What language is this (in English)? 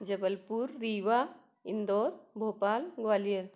Hindi